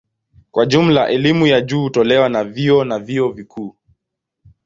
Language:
Swahili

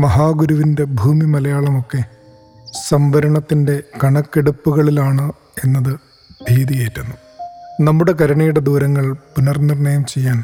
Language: Malayalam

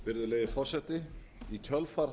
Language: Icelandic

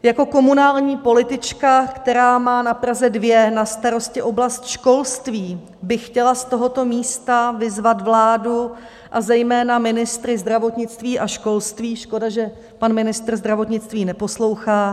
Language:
Czech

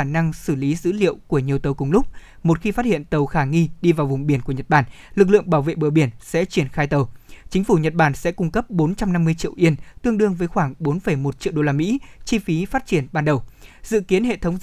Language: Vietnamese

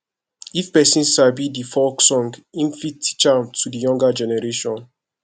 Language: Nigerian Pidgin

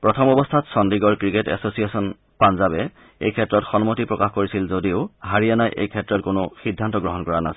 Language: Assamese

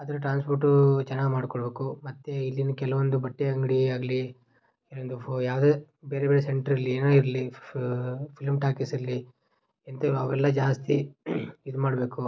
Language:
Kannada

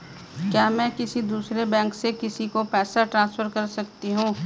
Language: Hindi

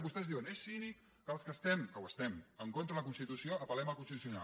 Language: Catalan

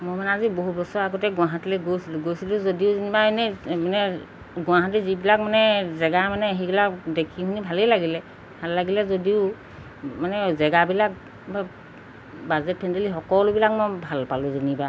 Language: Assamese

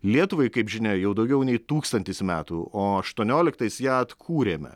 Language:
Lithuanian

